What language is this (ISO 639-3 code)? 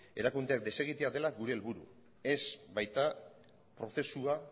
eus